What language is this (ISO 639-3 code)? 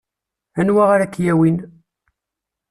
kab